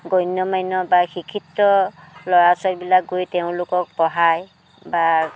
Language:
Assamese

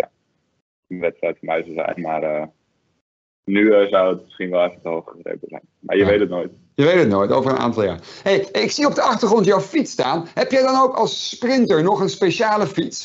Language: Dutch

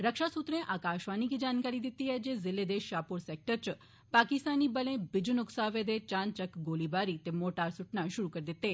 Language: Dogri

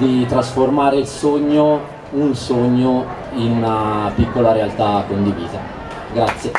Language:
Italian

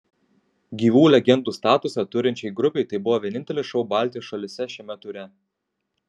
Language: Lithuanian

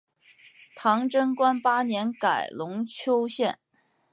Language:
Chinese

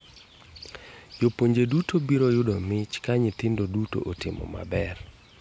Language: Luo (Kenya and Tanzania)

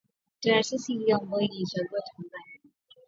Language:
Swahili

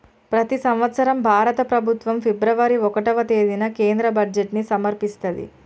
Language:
Telugu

